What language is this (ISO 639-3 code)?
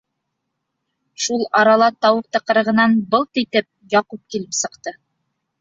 bak